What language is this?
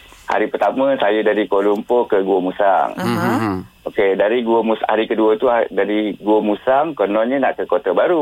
Malay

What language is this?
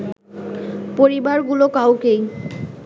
Bangla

